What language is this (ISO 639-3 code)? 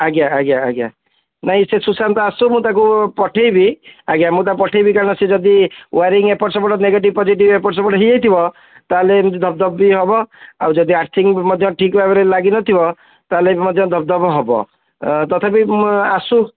ori